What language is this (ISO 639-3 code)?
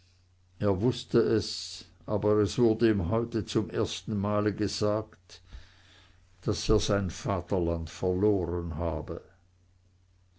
deu